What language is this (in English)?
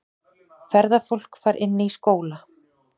Icelandic